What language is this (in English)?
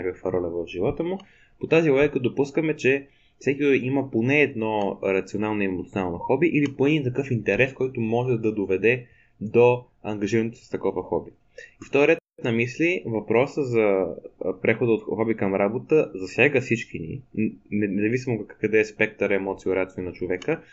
Bulgarian